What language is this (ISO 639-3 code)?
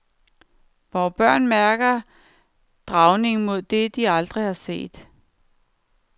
dan